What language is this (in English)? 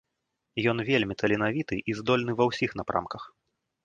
Belarusian